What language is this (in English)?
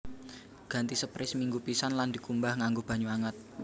Javanese